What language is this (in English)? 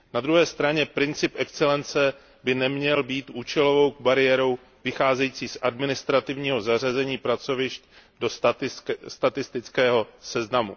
Czech